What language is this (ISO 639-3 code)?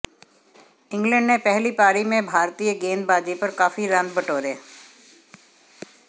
hin